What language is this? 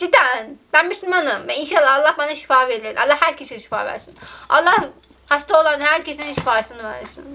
Turkish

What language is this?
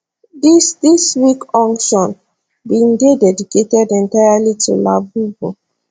Nigerian Pidgin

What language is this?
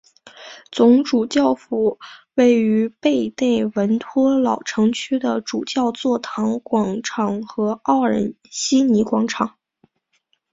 Chinese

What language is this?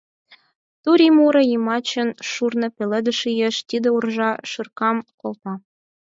Mari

